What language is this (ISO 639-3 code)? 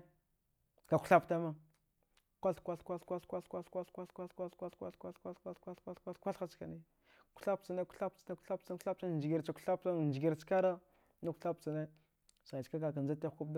dgh